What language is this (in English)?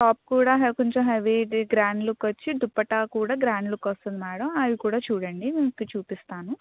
Telugu